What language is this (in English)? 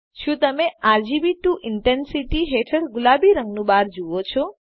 Gujarati